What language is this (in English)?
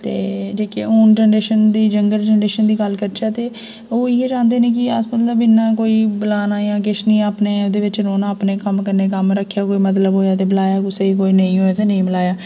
Dogri